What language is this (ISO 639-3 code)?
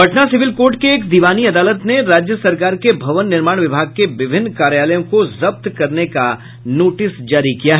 hin